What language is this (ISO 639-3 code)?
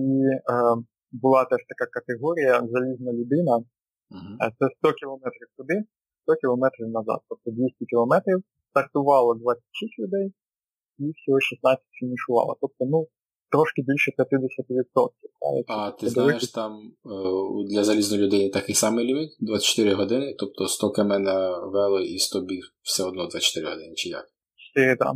ukr